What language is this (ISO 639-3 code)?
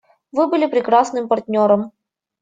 rus